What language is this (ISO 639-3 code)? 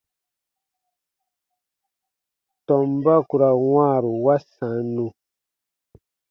bba